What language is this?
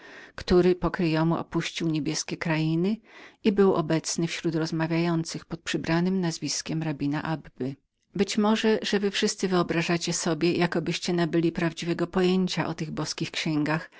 Polish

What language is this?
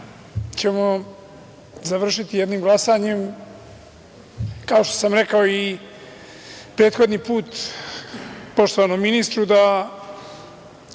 Serbian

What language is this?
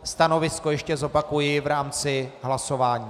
Czech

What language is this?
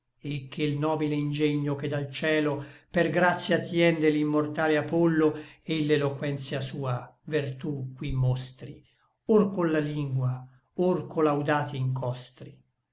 Italian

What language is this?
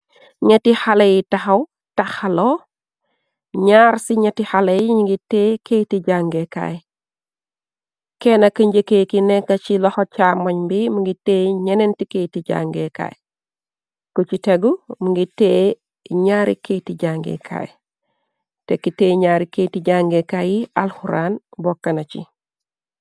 Wolof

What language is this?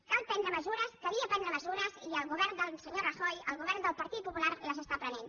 Catalan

